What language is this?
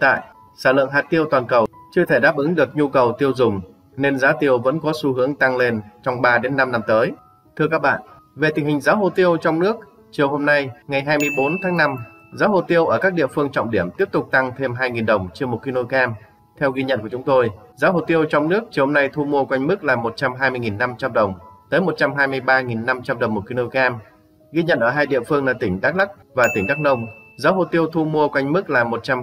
Vietnamese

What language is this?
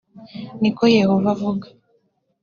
Kinyarwanda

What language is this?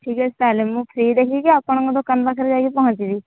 Odia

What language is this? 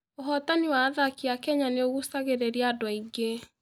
Kikuyu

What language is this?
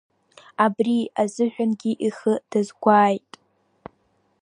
Abkhazian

